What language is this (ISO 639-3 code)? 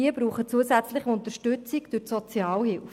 gsw